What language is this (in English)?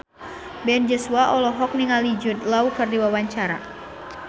Sundanese